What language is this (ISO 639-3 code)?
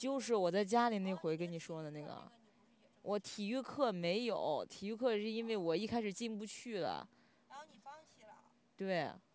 zho